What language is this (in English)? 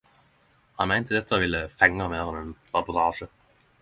Norwegian Nynorsk